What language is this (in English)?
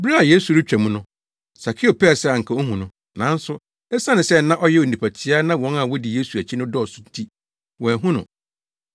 Akan